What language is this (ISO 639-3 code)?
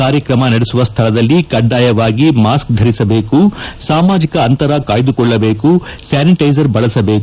kan